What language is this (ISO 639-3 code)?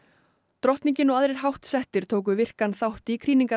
isl